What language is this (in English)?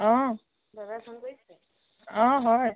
Assamese